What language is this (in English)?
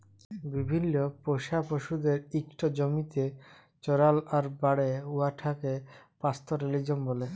Bangla